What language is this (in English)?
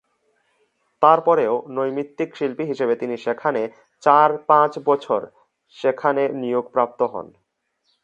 Bangla